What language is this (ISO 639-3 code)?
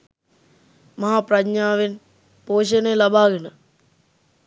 sin